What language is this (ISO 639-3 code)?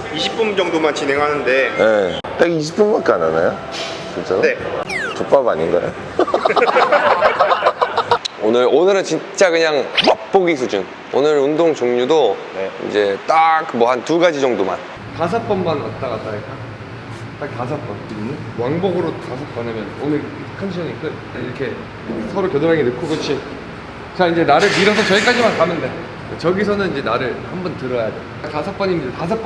kor